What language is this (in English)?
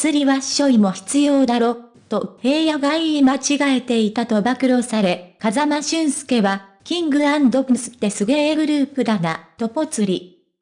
Japanese